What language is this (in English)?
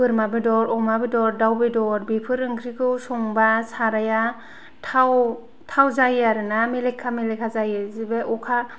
Bodo